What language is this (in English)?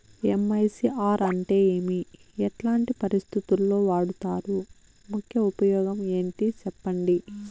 Telugu